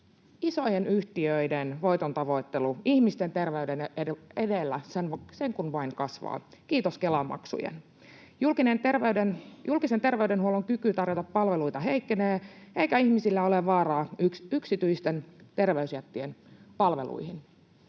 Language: Finnish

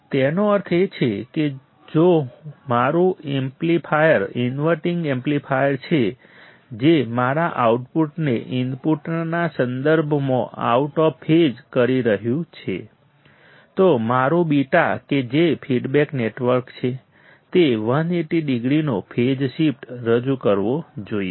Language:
Gujarati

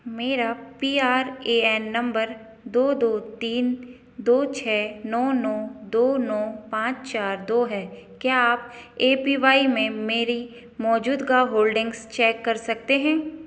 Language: Hindi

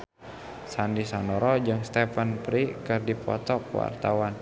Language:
Sundanese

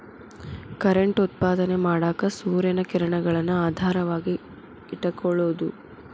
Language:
Kannada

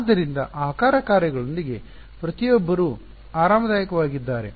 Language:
Kannada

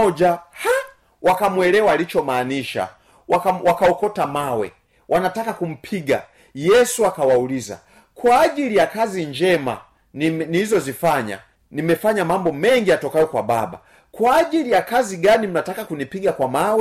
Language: Swahili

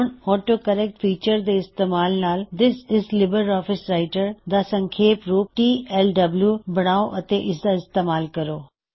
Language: Punjabi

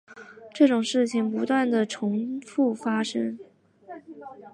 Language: Chinese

